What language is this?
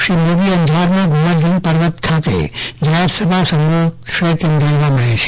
Gujarati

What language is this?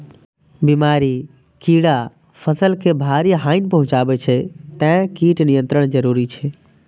Maithili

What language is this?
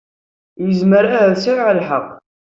Kabyle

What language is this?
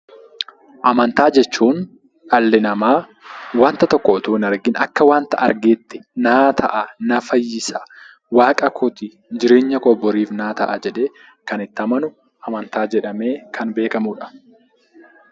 Oromo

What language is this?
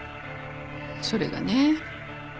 Japanese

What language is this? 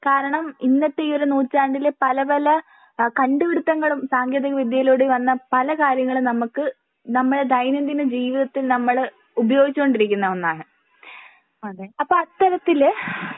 Malayalam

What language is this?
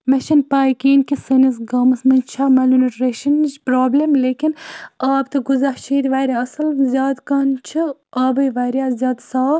Kashmiri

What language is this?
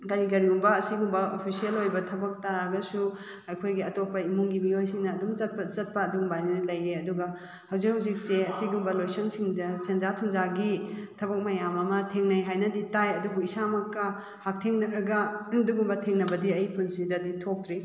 Manipuri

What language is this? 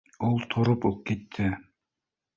Bashkir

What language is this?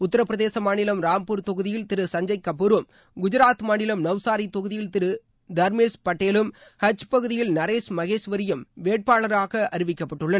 Tamil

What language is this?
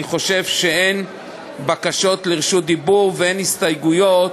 Hebrew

